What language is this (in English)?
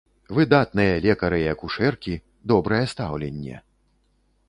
Belarusian